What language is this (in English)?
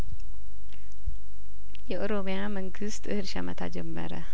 Amharic